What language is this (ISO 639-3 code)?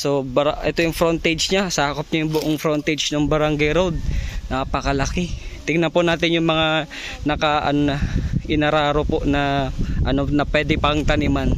fil